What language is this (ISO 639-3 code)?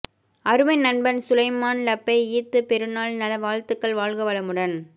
tam